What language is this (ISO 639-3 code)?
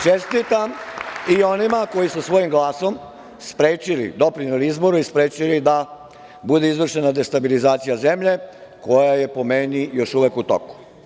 srp